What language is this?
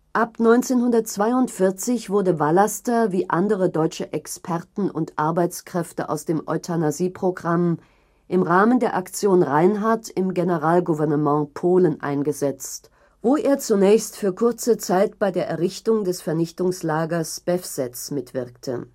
German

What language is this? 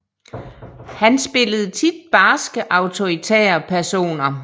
Danish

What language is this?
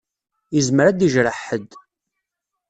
Kabyle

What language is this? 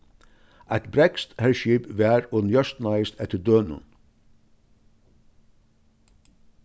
Faroese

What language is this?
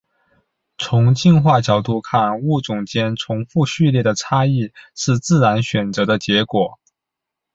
Chinese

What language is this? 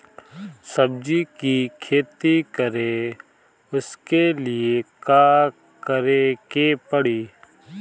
Bhojpuri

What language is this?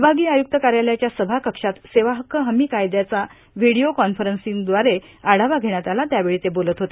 Marathi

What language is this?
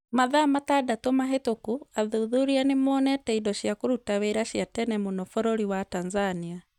Kikuyu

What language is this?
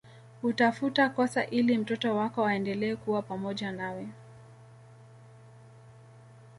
Swahili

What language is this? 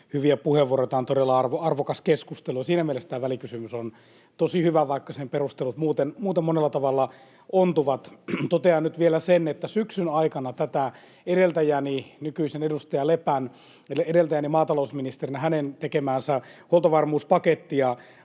Finnish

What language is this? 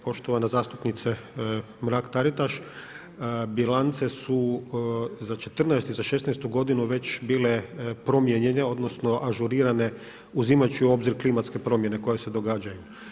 Croatian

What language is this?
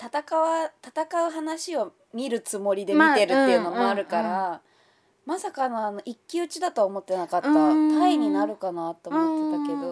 Japanese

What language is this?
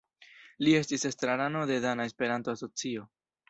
Esperanto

